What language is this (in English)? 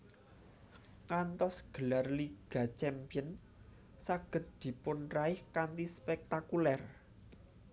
Javanese